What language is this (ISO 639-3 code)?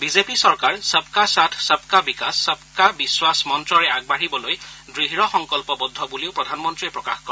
asm